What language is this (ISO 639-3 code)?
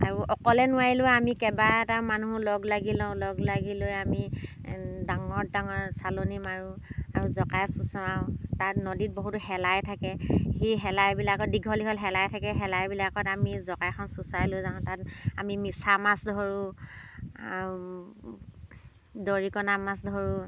asm